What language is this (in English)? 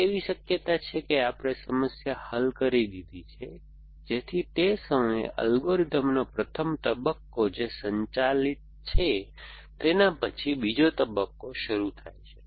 Gujarati